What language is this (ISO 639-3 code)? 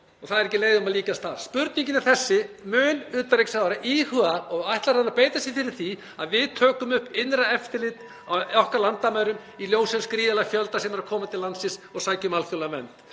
isl